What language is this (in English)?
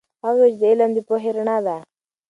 Pashto